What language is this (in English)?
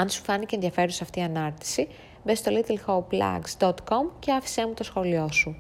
Greek